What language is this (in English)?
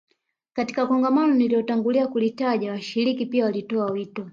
Swahili